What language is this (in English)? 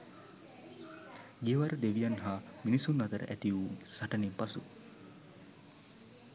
Sinhala